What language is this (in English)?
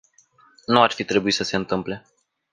Romanian